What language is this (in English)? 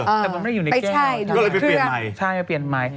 Thai